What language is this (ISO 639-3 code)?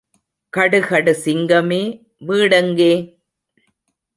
tam